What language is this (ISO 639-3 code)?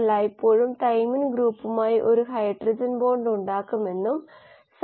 mal